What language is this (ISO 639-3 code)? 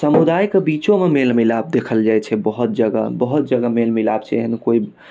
mai